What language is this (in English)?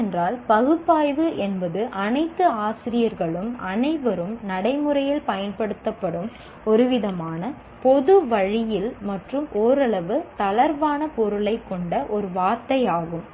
Tamil